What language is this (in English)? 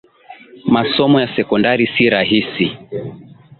Swahili